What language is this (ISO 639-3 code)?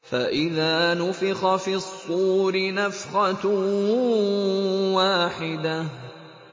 ara